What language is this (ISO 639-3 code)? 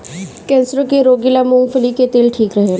bho